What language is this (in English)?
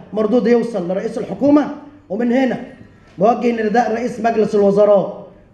Arabic